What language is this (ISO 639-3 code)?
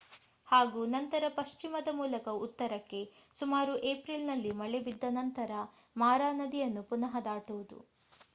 kan